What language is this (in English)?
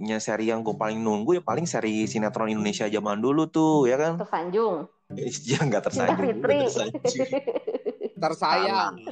Indonesian